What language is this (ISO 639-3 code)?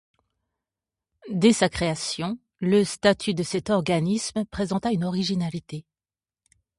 fra